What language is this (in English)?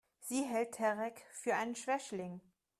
German